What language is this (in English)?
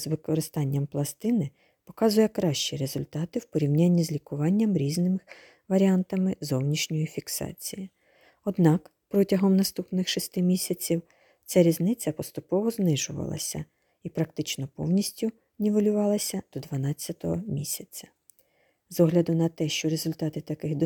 Ukrainian